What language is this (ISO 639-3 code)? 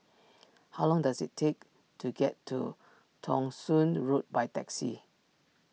eng